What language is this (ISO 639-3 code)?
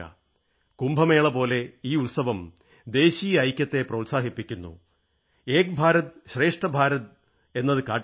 mal